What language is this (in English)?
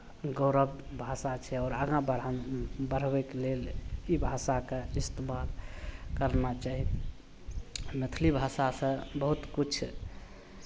Maithili